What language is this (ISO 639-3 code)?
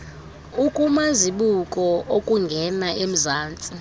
xho